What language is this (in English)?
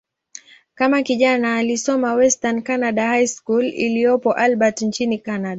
Swahili